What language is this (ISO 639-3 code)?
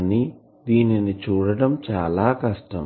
tel